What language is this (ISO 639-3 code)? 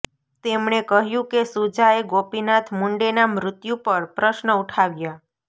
guj